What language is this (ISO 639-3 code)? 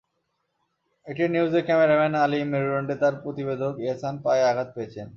ben